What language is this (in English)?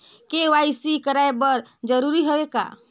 Chhattisgarhi